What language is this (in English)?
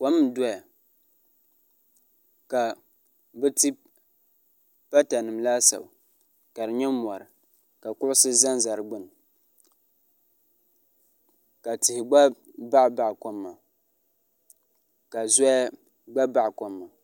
Dagbani